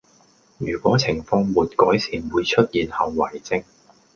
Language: Cantonese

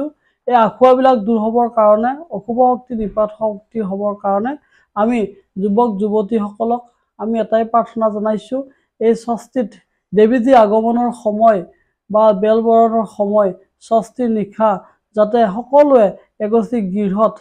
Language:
Bangla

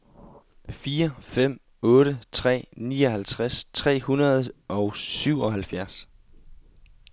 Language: Danish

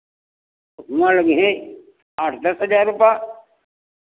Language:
Hindi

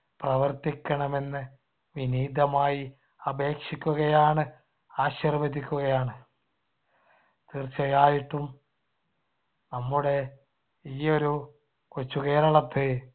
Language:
Malayalam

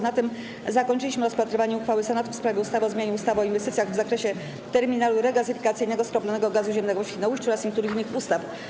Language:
Polish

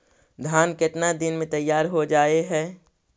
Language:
Magahi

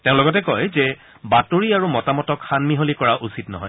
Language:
Assamese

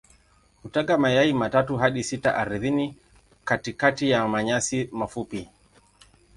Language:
Swahili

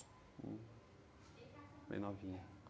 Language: Portuguese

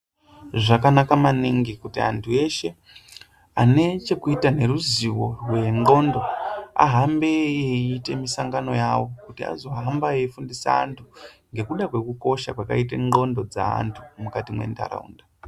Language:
Ndau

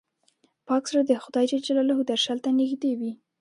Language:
Pashto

